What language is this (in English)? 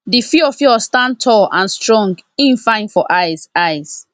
Nigerian Pidgin